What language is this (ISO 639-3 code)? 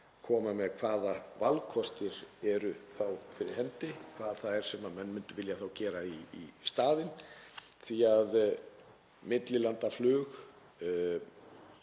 isl